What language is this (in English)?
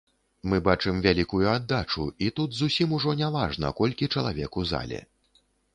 Belarusian